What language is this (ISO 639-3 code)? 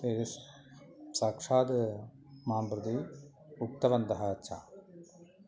san